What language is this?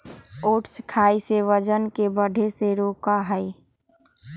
Magahi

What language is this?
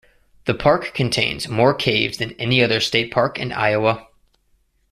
English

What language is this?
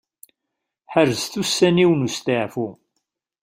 Kabyle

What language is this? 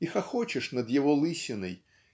Russian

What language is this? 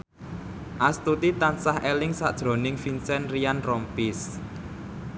Javanese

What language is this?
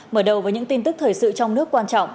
Vietnamese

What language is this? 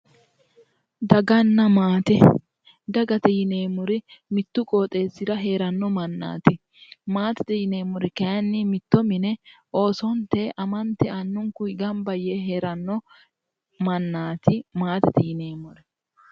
Sidamo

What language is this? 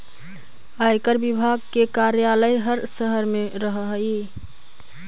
Magahi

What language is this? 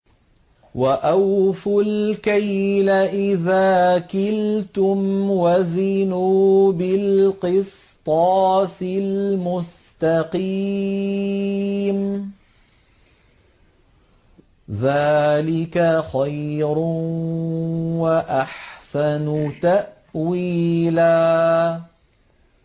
Arabic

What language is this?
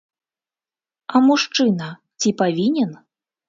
Belarusian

